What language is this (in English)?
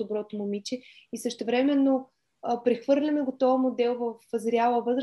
Bulgarian